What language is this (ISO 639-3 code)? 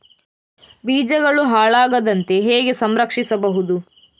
kan